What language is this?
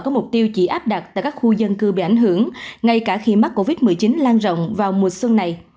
Vietnamese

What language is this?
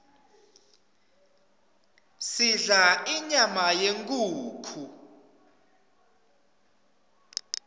Swati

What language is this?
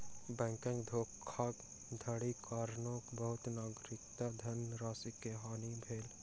Maithili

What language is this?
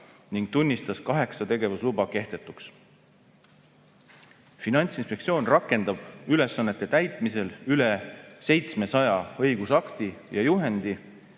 Estonian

